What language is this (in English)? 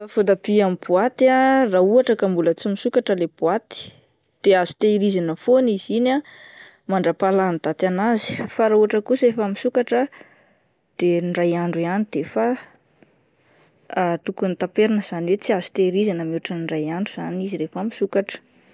Malagasy